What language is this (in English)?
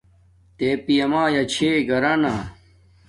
Domaaki